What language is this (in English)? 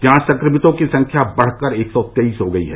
Hindi